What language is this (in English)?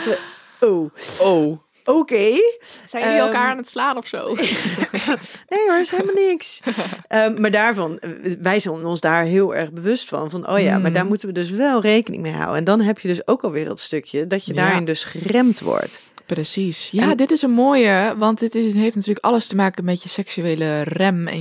Dutch